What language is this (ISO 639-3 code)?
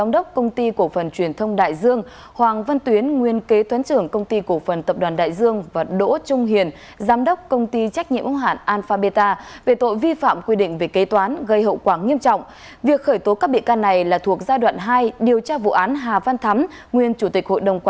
vie